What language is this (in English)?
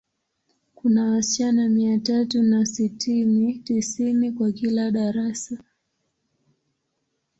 Swahili